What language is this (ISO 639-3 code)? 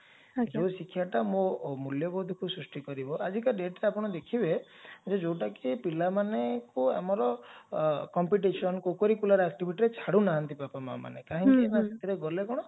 ori